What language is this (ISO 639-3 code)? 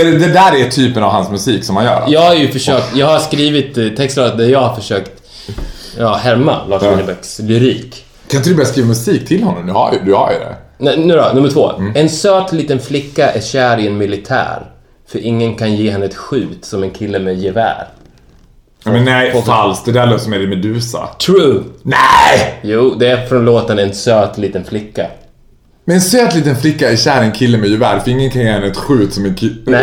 swe